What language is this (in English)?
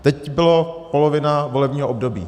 Czech